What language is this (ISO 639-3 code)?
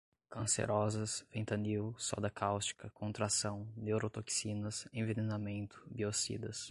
por